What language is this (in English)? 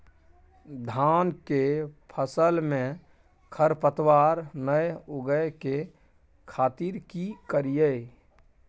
Maithili